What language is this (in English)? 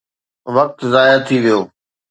Sindhi